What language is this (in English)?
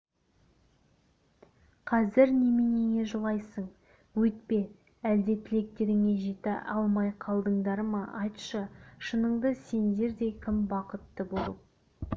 Kazakh